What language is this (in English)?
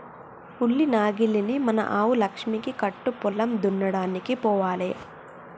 Telugu